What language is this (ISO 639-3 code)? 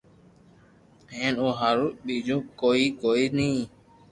lrk